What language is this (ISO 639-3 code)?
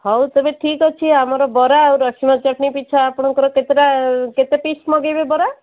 ori